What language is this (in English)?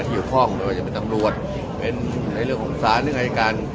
Thai